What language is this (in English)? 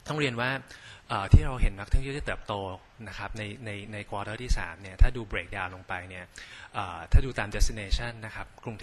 Thai